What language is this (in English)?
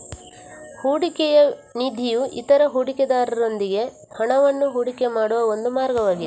Kannada